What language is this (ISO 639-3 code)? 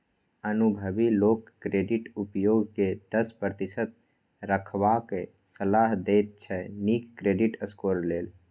mai